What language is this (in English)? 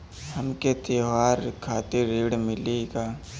Bhojpuri